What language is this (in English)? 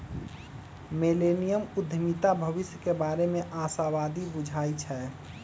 Magahi